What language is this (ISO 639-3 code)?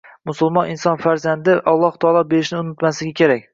uzb